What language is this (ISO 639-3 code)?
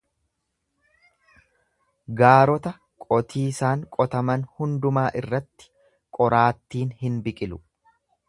orm